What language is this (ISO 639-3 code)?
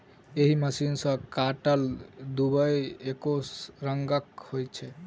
mai